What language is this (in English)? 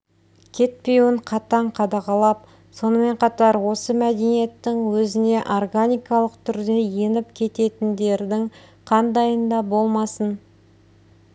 Kazakh